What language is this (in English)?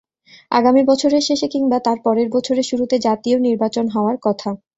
Bangla